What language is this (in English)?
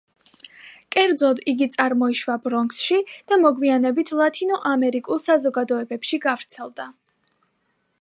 Georgian